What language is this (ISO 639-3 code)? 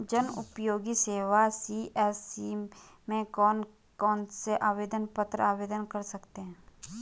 hin